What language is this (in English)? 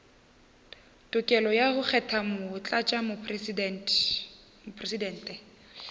Northern Sotho